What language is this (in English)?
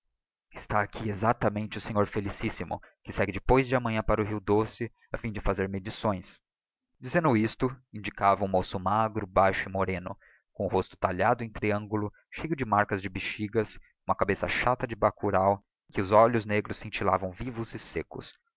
Portuguese